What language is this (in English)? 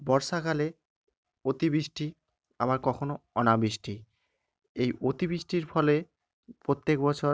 Bangla